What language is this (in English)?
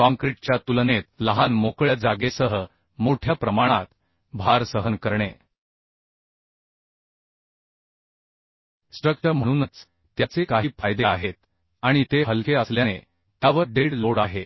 Marathi